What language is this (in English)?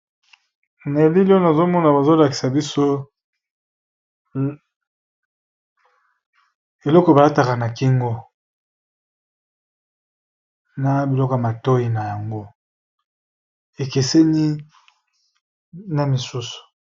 Lingala